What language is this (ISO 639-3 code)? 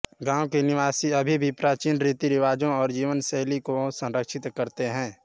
hin